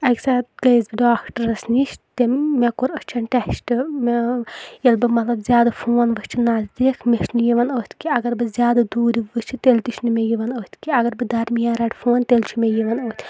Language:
Kashmiri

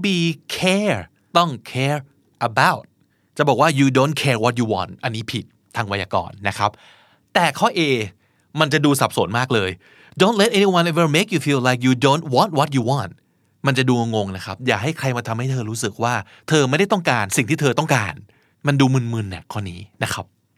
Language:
Thai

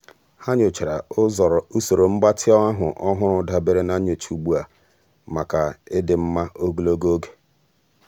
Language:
Igbo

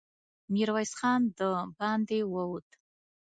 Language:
Pashto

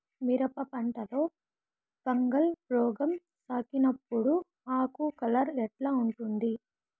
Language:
Telugu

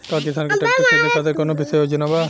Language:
Bhojpuri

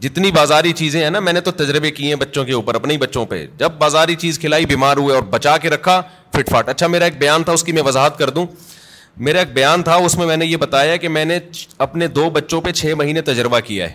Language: Urdu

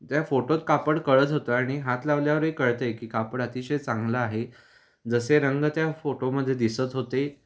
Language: Marathi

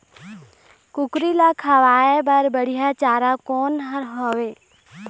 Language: Chhattisgarhi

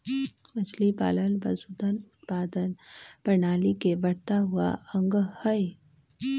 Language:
Magahi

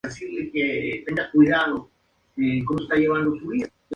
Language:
Spanish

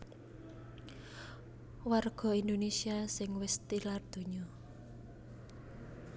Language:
Javanese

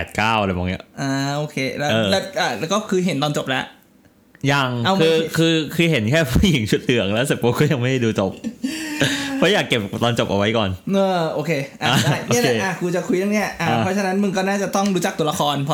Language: Thai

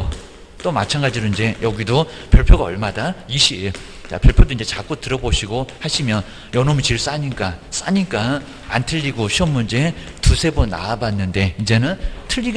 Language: Korean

